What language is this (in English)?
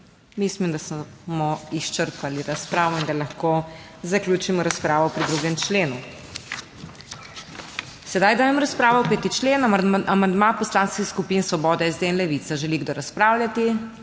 Slovenian